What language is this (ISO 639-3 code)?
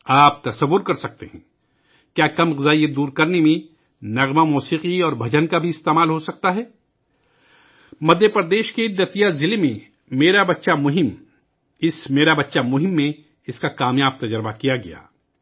urd